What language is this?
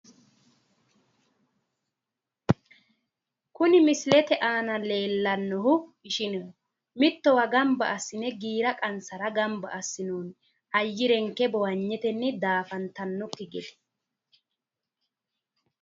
Sidamo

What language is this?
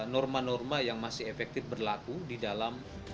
Indonesian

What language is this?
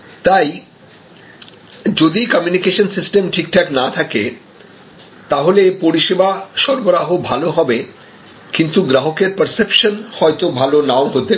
Bangla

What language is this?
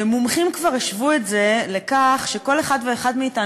Hebrew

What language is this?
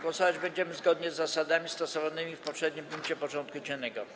Polish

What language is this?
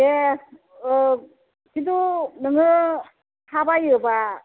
Bodo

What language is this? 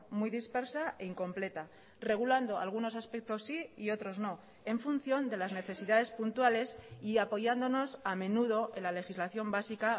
Spanish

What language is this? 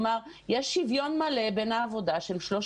Hebrew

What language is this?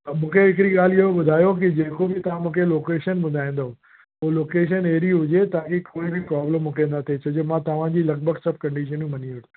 Sindhi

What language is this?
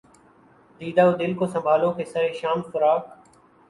Urdu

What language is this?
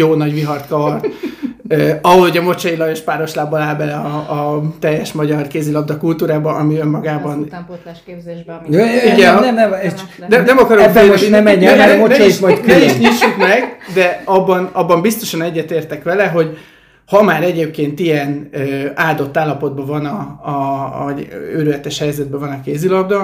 Hungarian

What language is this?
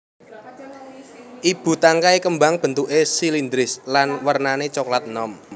Javanese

